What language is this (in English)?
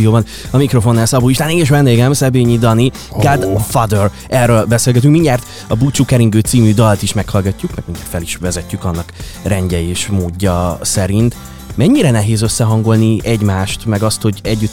Hungarian